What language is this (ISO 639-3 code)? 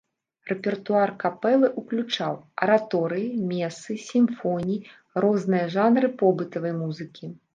bel